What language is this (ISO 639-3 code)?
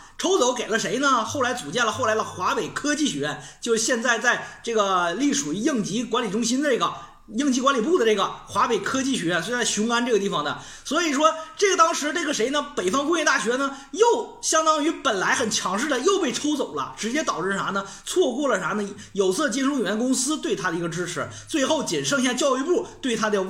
zho